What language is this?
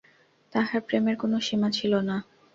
Bangla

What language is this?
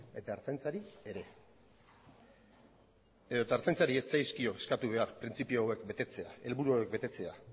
Basque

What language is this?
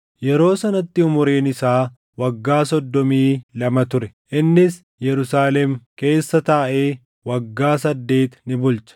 Oromo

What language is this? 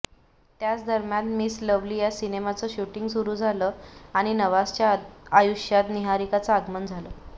Marathi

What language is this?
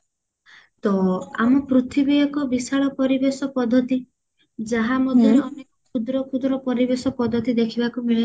Odia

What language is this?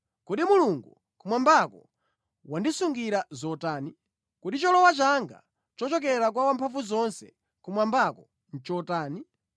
Nyanja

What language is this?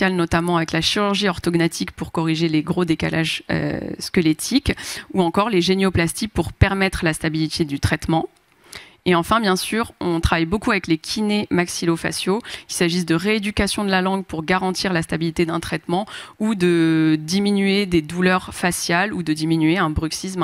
French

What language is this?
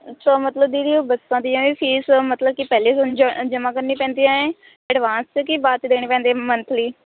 Punjabi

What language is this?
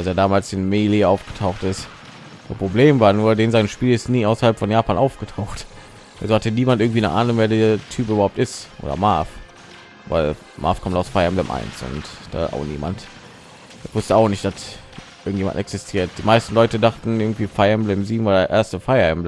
German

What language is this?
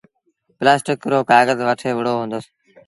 Sindhi Bhil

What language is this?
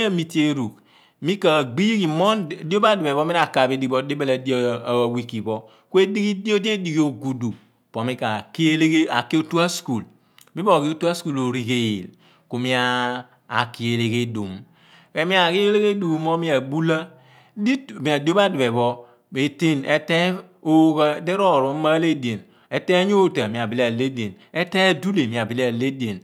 Abua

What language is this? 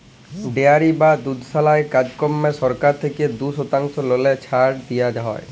Bangla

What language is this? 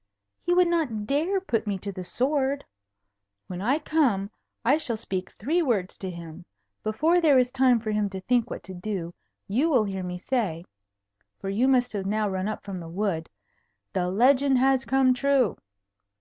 English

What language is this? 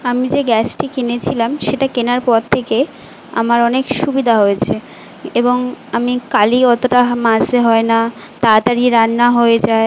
Bangla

